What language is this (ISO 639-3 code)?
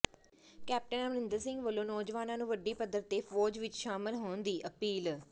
pan